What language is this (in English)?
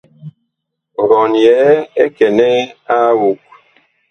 Bakoko